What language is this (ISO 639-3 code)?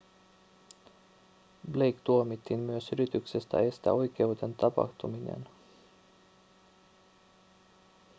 fin